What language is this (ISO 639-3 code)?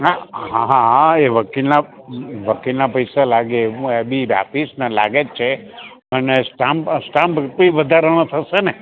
guj